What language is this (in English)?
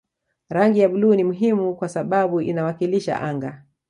Swahili